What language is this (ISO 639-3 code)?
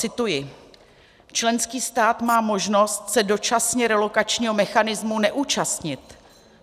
ces